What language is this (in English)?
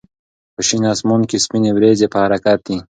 Pashto